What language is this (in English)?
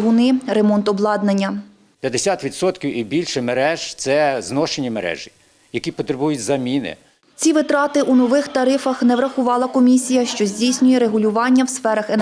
Ukrainian